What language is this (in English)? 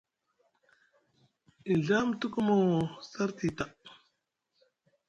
Musgu